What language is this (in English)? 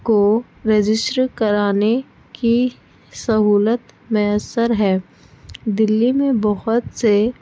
Urdu